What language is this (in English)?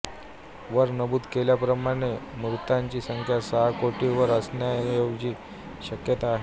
Marathi